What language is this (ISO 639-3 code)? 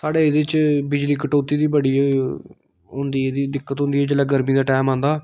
doi